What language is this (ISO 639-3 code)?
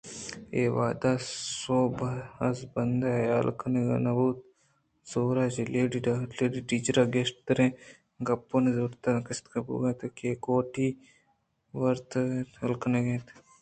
bgp